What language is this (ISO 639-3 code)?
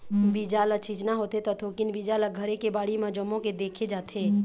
hne